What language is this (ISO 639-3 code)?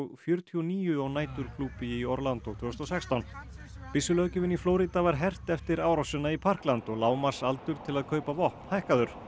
isl